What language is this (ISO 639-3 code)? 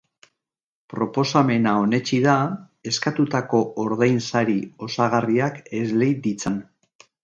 eus